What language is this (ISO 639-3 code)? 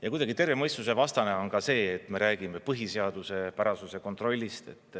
est